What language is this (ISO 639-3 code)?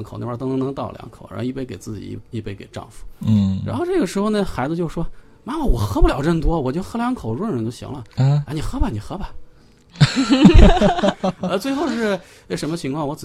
zho